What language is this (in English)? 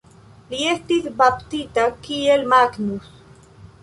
Esperanto